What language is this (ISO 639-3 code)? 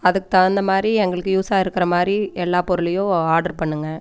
tam